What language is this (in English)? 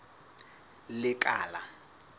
Southern Sotho